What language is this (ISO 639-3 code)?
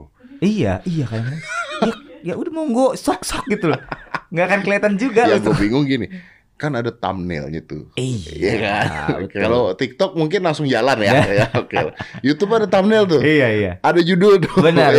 ind